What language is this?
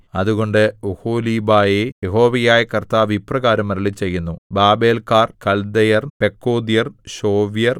Malayalam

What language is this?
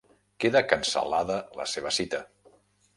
Catalan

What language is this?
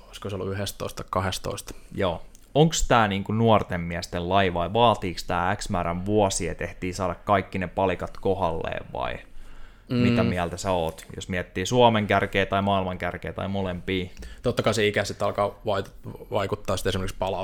Finnish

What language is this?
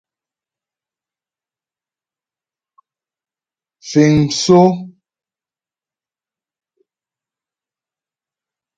Ghomala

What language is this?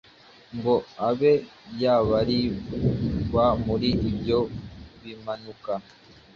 Kinyarwanda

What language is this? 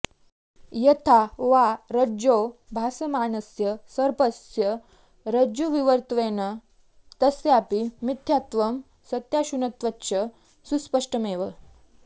Sanskrit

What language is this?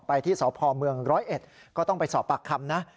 Thai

